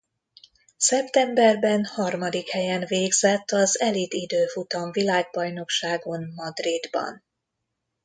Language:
Hungarian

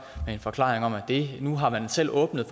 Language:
Danish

